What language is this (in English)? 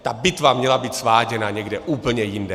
Czech